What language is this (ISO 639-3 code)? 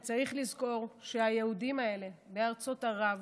heb